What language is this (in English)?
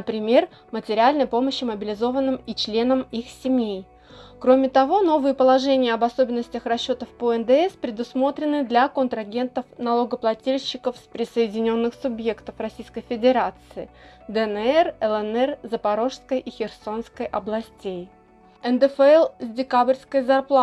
Russian